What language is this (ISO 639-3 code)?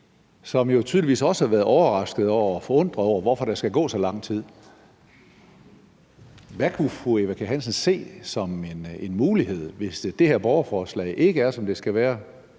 dan